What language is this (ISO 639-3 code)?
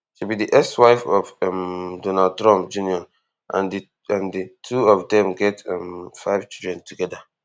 pcm